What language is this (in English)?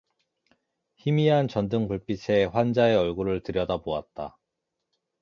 Korean